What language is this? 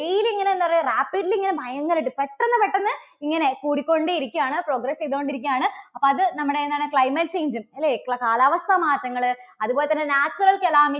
Malayalam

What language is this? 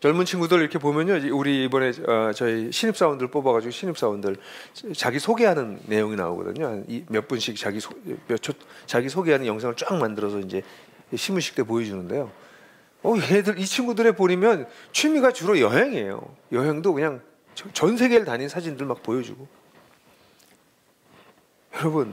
Korean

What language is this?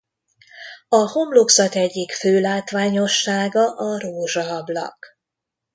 Hungarian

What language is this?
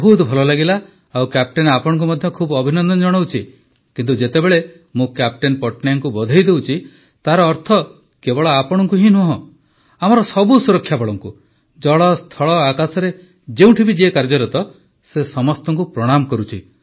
Odia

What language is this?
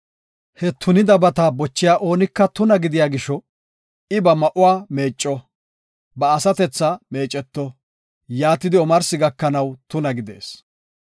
Gofa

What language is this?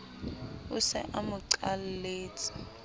Southern Sotho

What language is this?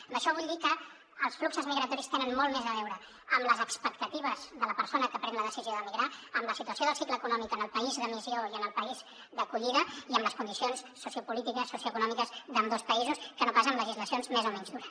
Catalan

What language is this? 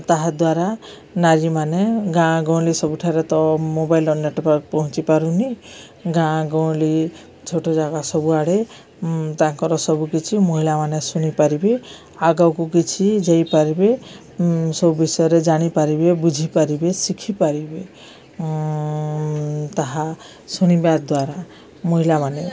Odia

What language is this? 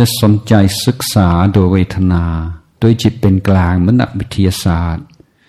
Thai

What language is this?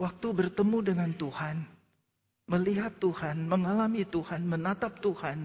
Indonesian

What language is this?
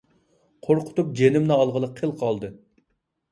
Uyghur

